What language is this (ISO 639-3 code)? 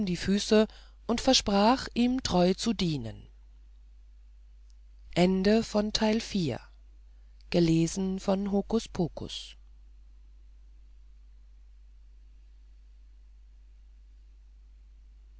deu